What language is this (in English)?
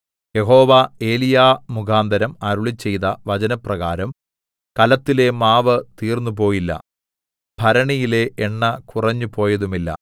Malayalam